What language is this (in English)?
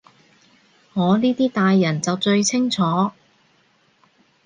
Cantonese